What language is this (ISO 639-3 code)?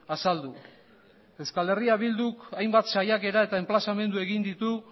eus